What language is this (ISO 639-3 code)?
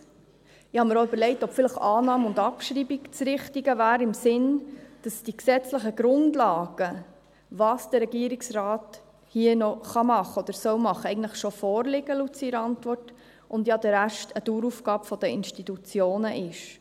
gsw